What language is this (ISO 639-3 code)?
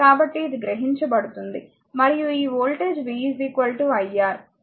tel